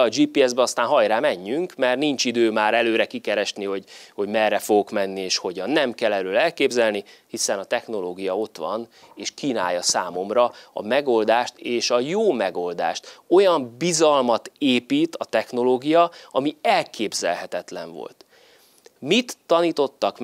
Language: Hungarian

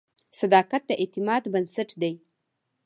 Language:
Pashto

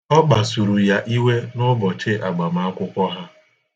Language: Igbo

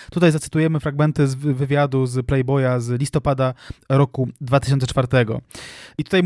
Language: Polish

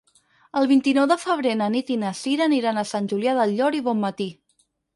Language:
Catalan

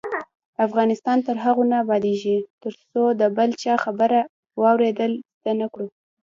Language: Pashto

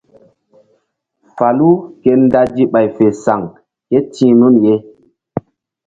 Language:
Mbum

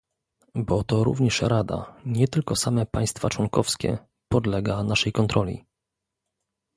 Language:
Polish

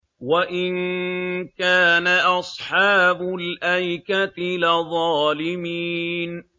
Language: Arabic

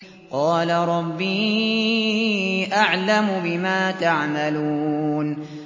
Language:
Arabic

